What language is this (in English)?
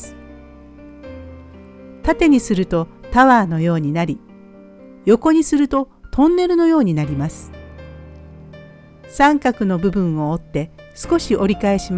Japanese